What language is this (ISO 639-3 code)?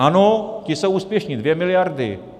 ces